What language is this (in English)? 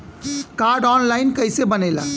Bhojpuri